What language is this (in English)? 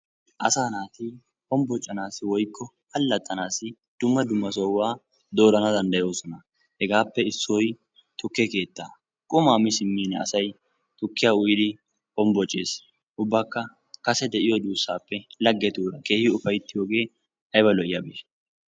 Wolaytta